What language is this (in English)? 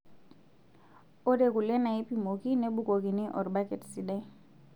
Masai